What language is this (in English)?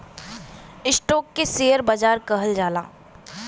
Bhojpuri